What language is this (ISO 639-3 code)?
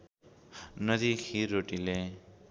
nep